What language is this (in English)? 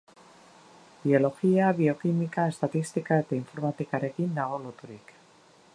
Basque